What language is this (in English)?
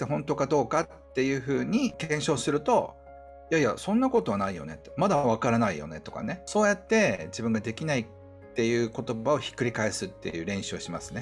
Japanese